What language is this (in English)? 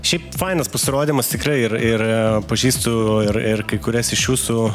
Lithuanian